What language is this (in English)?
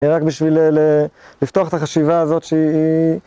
Hebrew